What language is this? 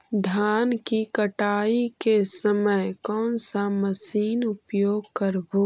Magahi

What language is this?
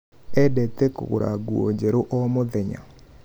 Kikuyu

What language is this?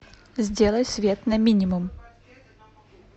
Russian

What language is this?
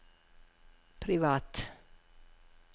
Norwegian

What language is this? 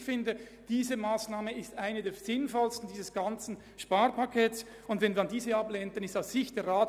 Swiss German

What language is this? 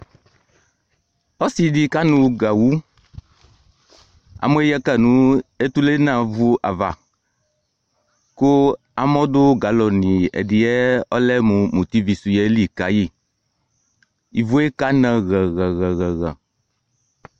Ikposo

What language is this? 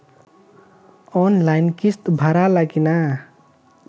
Bhojpuri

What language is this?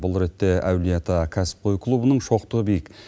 Kazakh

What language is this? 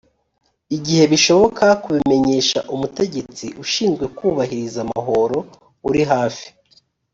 Kinyarwanda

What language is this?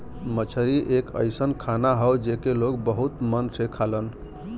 Bhojpuri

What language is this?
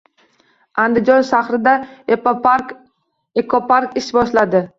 Uzbek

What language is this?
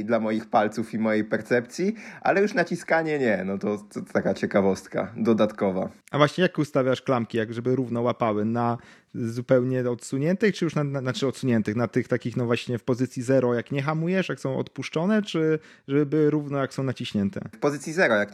Polish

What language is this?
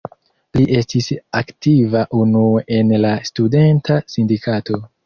Esperanto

